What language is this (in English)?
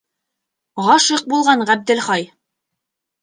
Bashkir